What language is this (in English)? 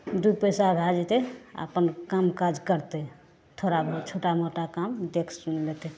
Maithili